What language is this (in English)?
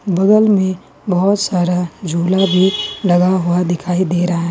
Hindi